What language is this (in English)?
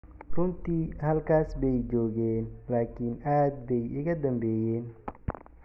Somali